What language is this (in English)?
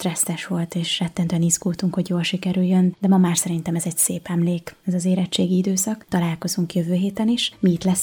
Hungarian